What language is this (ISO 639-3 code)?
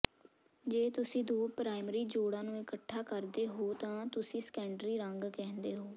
pan